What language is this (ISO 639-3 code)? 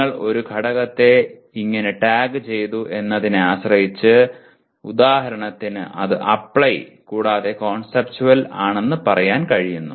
mal